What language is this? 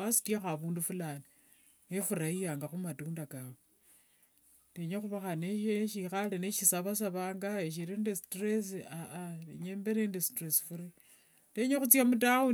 Wanga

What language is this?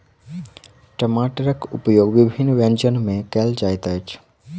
Maithili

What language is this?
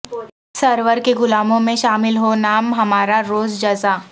Urdu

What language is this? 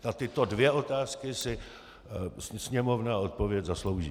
Czech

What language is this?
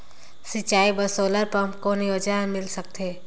Chhattisgarhi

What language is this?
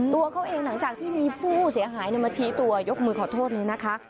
Thai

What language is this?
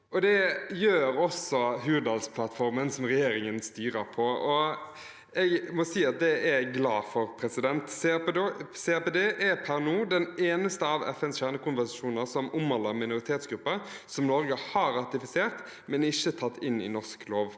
Norwegian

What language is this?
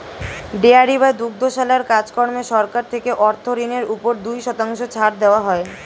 Bangla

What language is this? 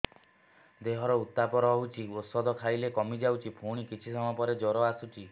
Odia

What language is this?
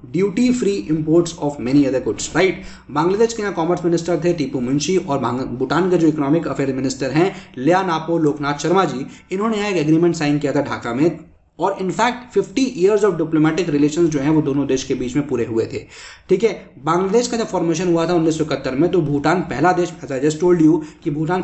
Hindi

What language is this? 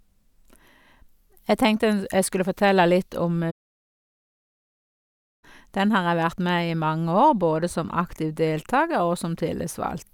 Norwegian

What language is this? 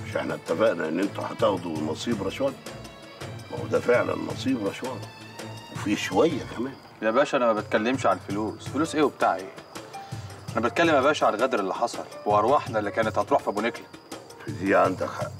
Arabic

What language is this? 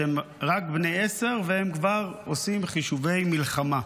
Hebrew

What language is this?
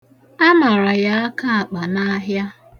Igbo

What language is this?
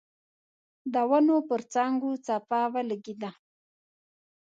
Pashto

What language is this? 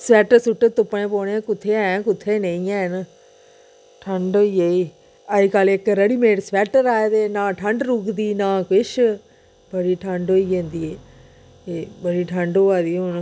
Dogri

